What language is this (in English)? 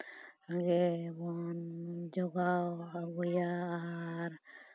Santali